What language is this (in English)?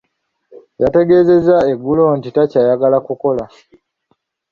Ganda